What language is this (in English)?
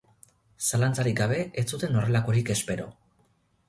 Basque